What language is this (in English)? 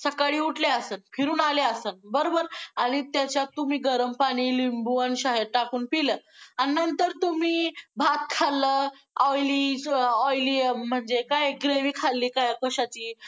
Marathi